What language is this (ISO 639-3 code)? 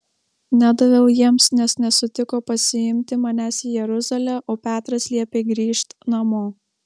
lit